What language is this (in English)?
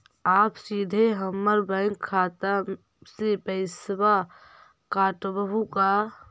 Magahi